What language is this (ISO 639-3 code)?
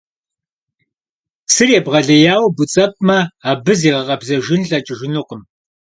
kbd